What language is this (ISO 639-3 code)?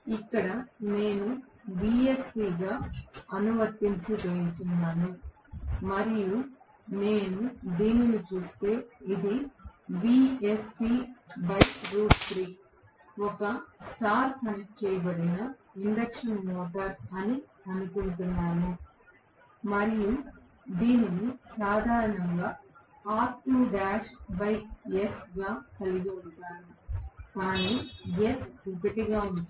tel